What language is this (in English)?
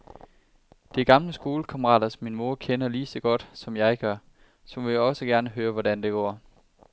Danish